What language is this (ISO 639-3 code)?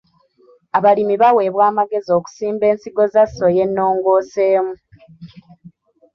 lug